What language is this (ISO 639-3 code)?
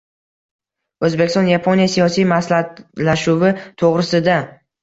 uzb